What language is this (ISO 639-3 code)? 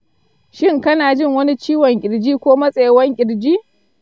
hau